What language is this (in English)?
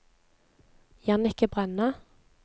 Norwegian